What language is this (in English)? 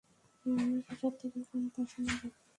Bangla